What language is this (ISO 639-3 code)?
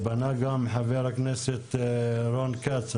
heb